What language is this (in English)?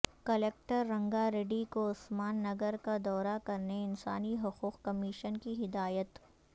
Urdu